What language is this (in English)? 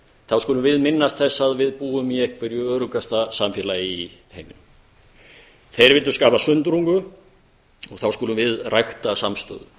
Icelandic